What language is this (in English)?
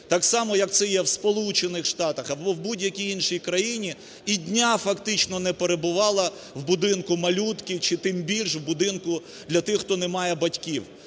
Ukrainian